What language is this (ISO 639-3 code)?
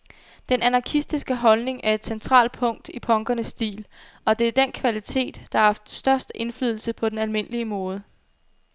dan